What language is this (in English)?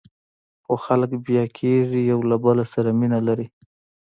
Pashto